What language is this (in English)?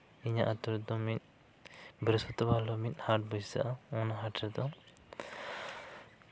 Santali